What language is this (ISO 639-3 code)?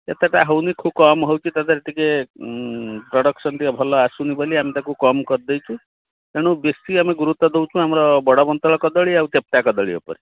ori